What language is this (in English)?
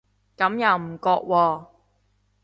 Cantonese